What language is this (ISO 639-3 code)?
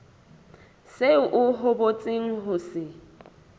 sot